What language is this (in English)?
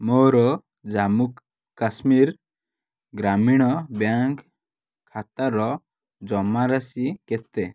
Odia